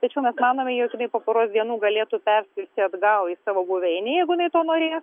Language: Lithuanian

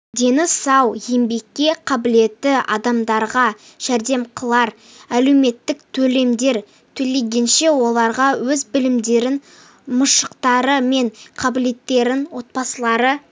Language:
Kazakh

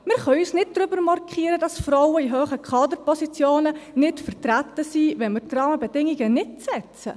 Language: Swiss German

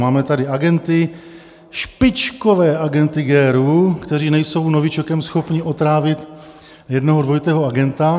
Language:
Czech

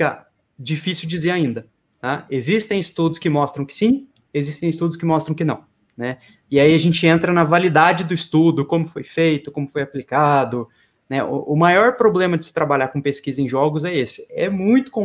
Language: Portuguese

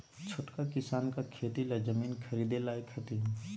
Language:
Magahi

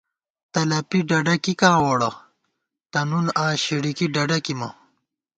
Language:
Gawar-Bati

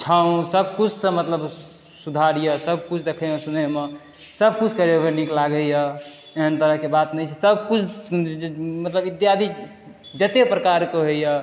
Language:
Maithili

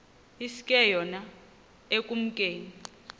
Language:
Xhosa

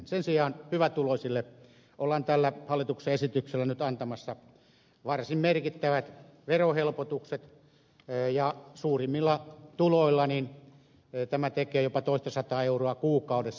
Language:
Finnish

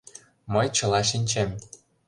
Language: Mari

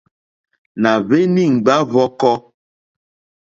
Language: Mokpwe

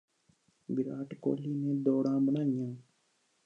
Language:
Punjabi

